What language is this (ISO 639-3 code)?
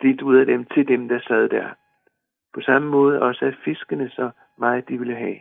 dan